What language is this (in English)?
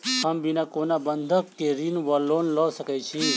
Maithili